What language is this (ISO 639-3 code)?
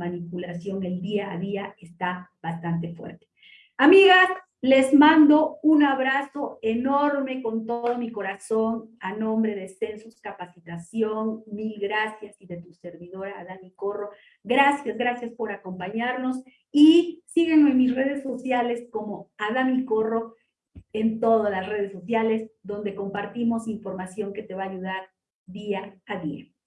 spa